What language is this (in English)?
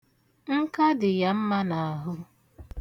Igbo